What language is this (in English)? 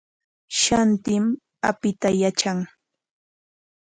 Corongo Ancash Quechua